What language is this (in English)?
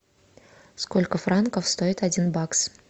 Russian